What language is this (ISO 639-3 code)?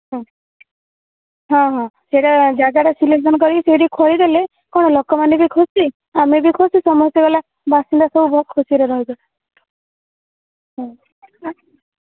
ori